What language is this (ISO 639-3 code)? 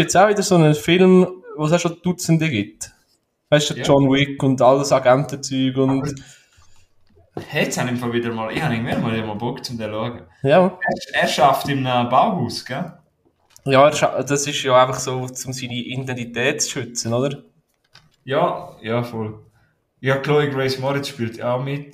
deu